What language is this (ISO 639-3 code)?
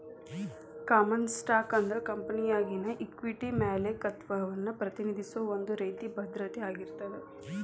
kan